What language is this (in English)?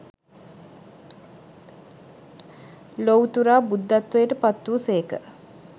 Sinhala